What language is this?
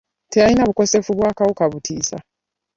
Ganda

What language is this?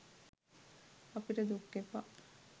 Sinhala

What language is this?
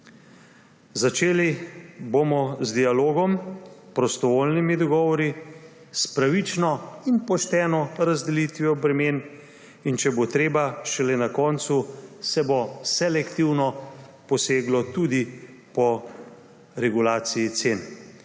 Slovenian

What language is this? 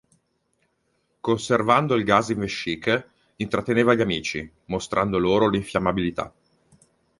Italian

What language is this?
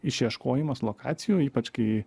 Lithuanian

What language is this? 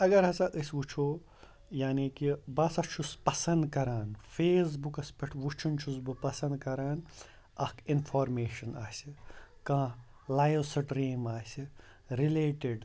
Kashmiri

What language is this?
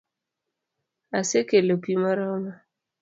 Luo (Kenya and Tanzania)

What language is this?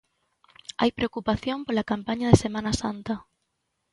Galician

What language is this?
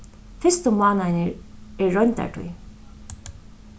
Faroese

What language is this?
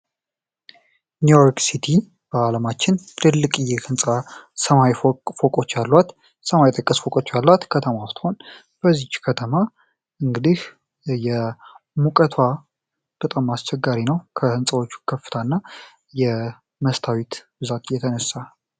Amharic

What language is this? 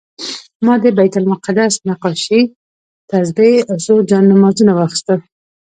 Pashto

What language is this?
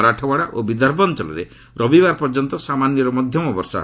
Odia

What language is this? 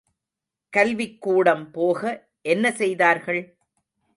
Tamil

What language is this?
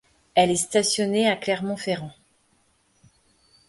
French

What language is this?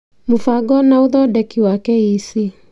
Kikuyu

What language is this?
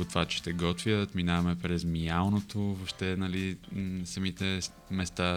Bulgarian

